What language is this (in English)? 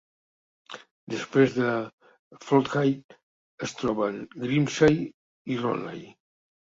Catalan